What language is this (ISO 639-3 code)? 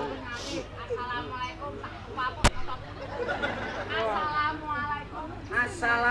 ind